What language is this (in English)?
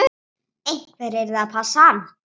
Icelandic